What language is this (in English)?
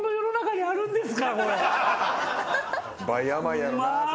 Japanese